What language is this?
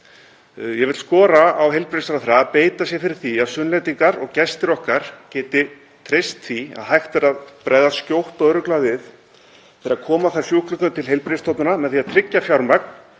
Icelandic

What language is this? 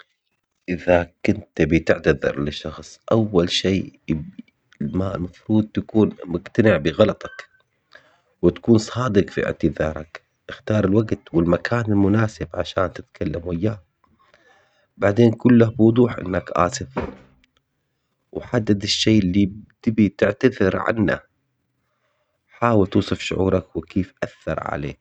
Omani Arabic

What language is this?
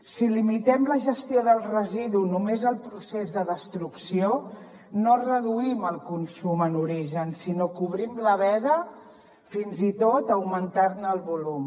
Catalan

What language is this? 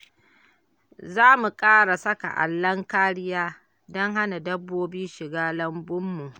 Hausa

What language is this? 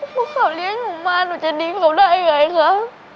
Thai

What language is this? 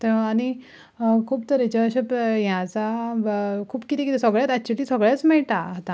Konkani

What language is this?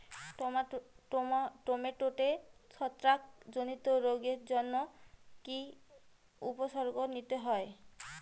Bangla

